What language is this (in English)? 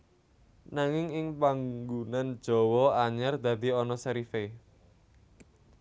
Javanese